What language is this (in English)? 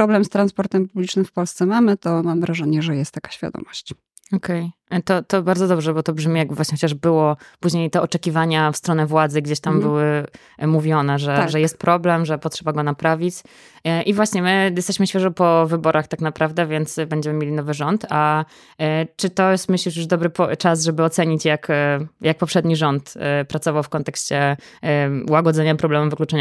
Polish